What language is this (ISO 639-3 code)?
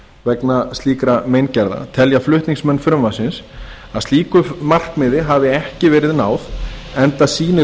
isl